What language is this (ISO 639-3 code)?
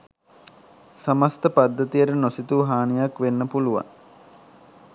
sin